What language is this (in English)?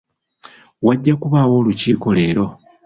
Ganda